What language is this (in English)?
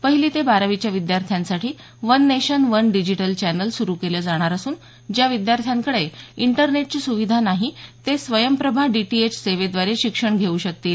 Marathi